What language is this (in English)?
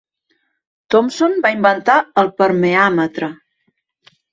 Catalan